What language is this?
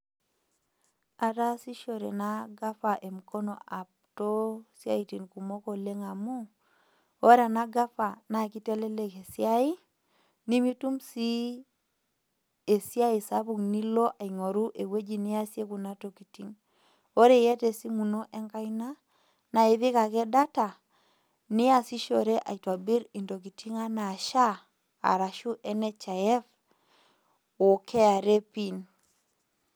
Masai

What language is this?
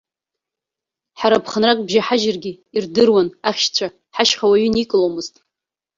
Abkhazian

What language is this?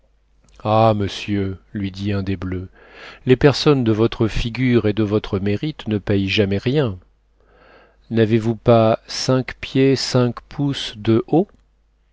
French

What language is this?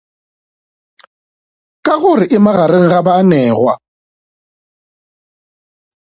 Northern Sotho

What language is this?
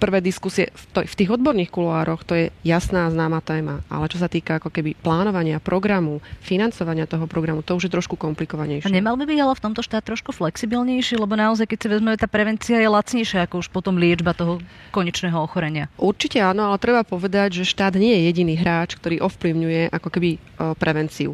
Slovak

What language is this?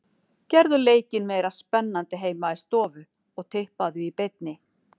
Icelandic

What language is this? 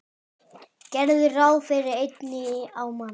Icelandic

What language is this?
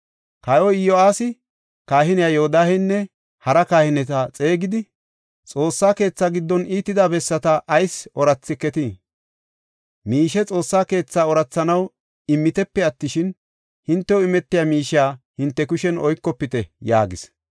Gofa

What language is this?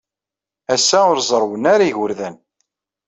Kabyle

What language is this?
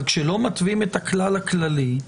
Hebrew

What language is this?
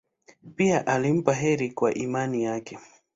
Swahili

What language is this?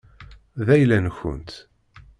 Kabyle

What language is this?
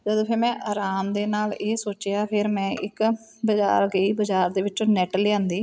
Punjabi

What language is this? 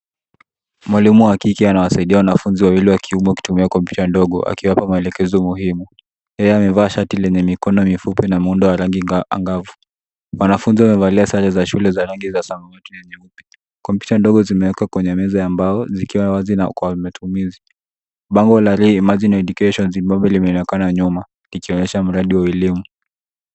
Swahili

